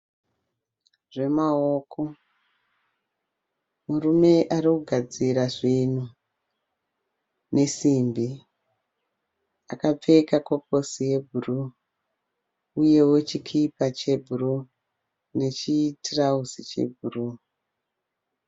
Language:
Shona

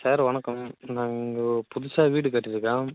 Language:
Tamil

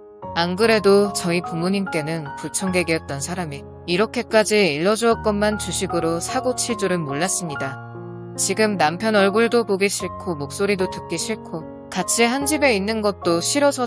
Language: Korean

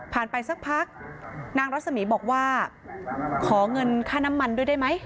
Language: Thai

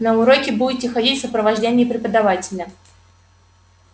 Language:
Russian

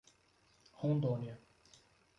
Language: Portuguese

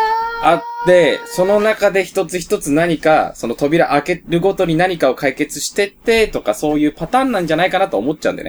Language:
Japanese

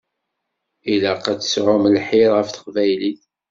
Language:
Kabyle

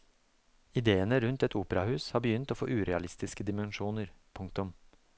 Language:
Norwegian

